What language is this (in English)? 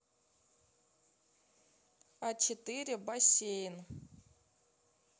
Russian